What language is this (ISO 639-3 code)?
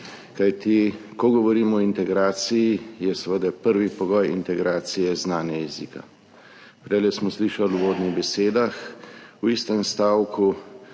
slv